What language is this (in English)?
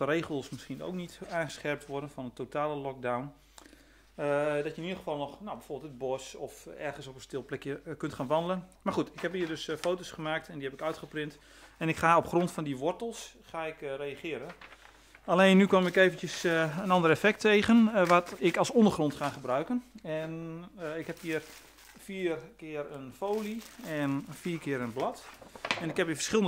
Dutch